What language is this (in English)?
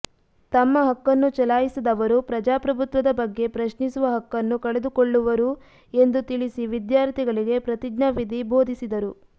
Kannada